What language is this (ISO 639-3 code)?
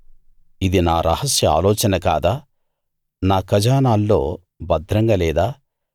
tel